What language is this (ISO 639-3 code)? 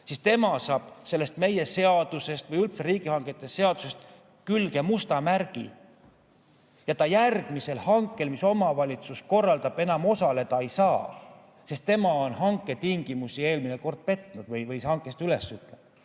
est